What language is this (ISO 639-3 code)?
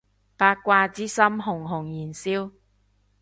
yue